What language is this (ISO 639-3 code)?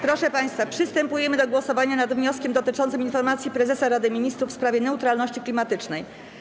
pol